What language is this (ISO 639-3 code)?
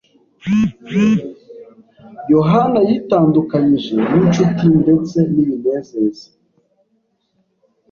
kin